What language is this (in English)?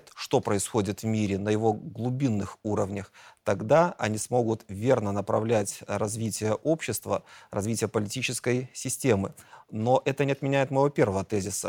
Russian